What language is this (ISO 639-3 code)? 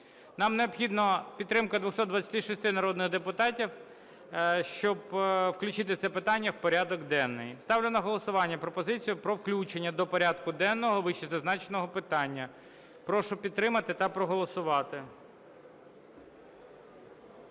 ukr